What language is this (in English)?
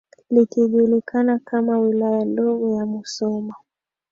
Swahili